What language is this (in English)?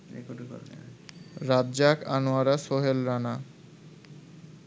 Bangla